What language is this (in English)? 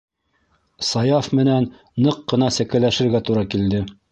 Bashkir